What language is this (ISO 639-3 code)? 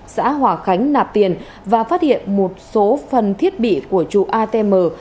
vie